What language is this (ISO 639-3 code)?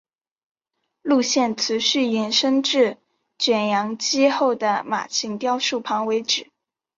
zho